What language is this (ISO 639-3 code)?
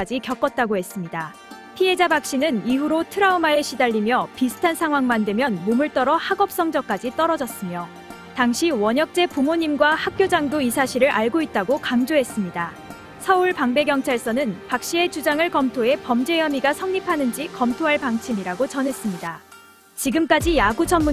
kor